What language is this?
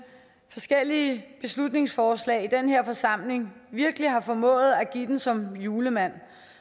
Danish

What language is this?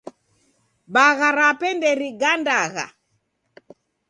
Taita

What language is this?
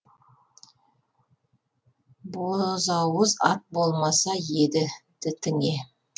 Kazakh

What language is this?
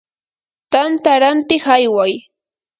Yanahuanca Pasco Quechua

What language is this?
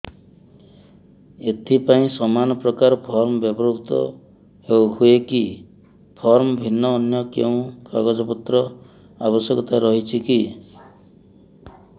Odia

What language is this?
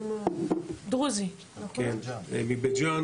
Hebrew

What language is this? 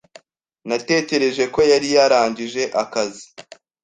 Kinyarwanda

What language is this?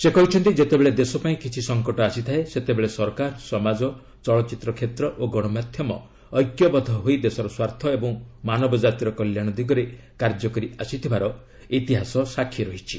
Odia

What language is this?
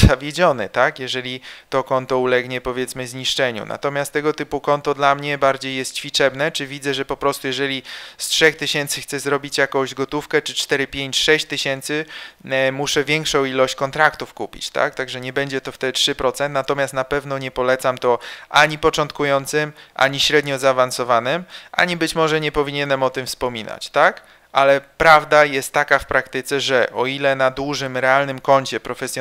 Polish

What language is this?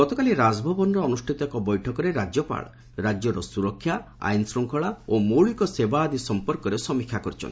Odia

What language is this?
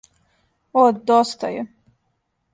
Serbian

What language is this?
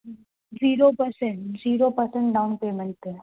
Sindhi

